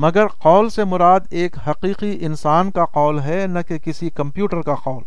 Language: Urdu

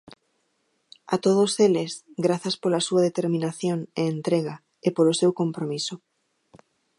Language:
Galician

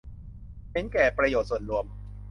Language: Thai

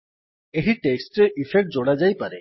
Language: Odia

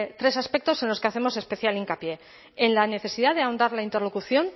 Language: Spanish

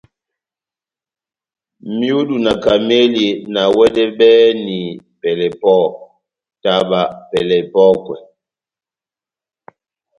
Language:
Batanga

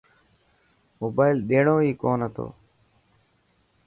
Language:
Dhatki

